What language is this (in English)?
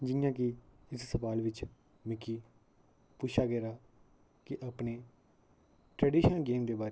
Dogri